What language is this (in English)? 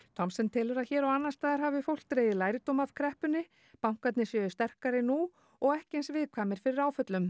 Icelandic